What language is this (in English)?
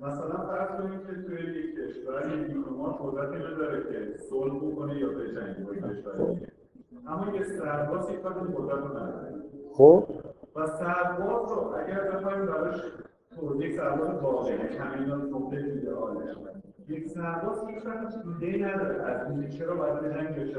Persian